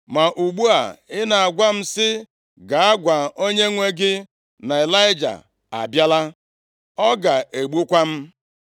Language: Igbo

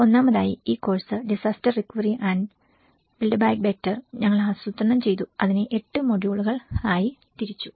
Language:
Malayalam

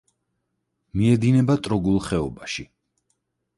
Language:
Georgian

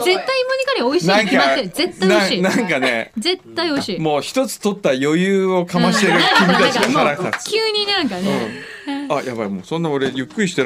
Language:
Japanese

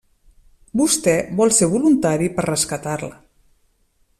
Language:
Catalan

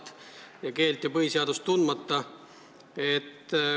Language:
Estonian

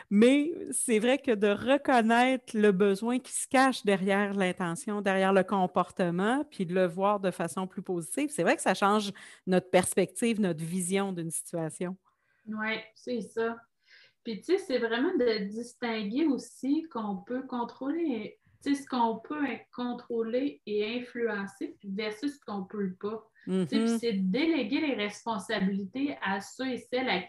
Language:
French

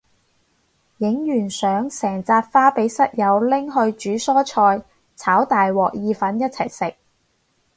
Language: Cantonese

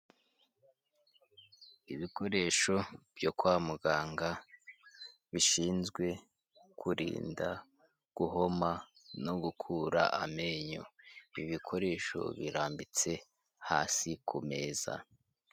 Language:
Kinyarwanda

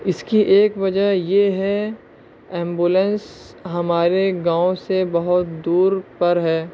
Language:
Urdu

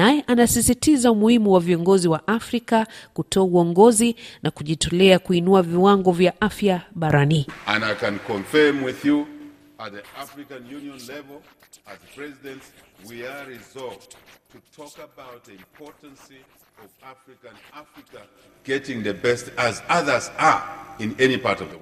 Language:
Swahili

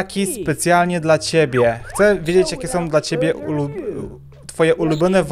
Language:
Polish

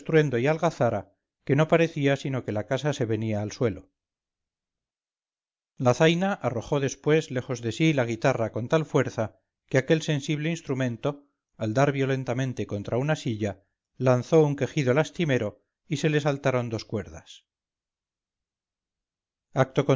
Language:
Spanish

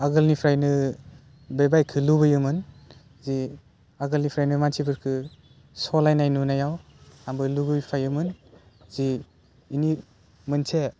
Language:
Bodo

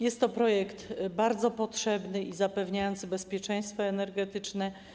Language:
Polish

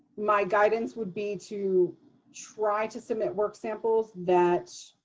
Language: English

